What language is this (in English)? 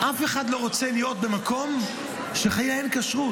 Hebrew